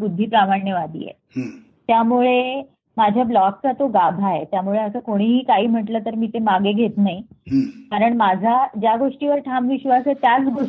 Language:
Marathi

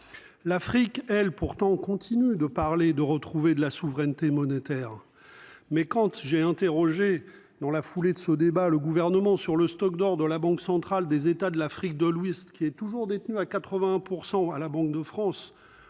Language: French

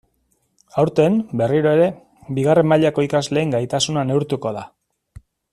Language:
Basque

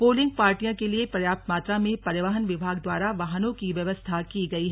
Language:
Hindi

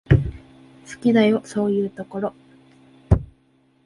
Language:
Japanese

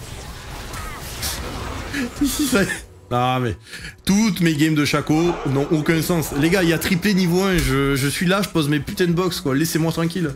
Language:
French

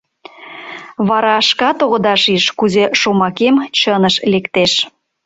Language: Mari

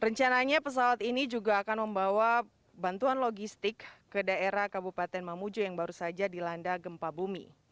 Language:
Indonesian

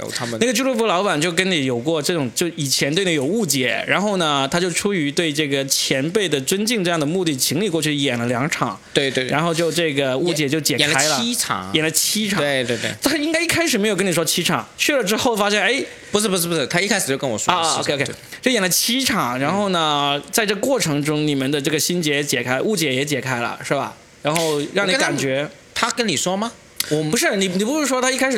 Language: Chinese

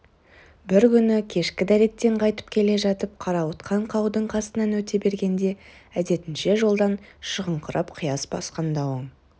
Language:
Kazakh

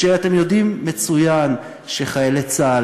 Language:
Hebrew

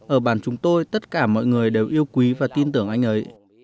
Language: Vietnamese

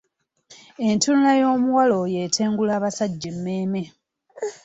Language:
Ganda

